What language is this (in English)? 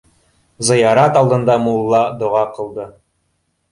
Bashkir